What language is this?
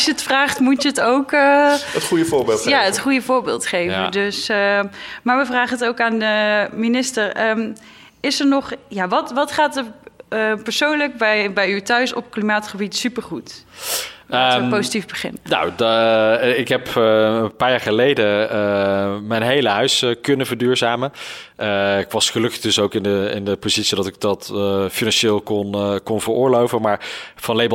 Dutch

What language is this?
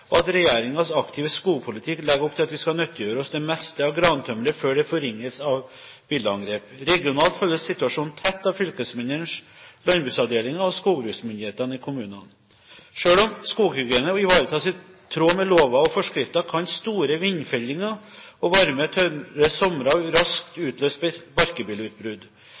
Norwegian Bokmål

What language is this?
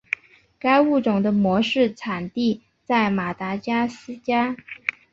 Chinese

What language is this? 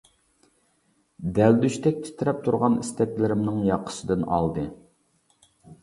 Uyghur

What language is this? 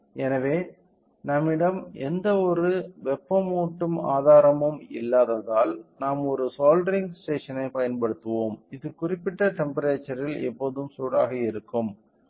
Tamil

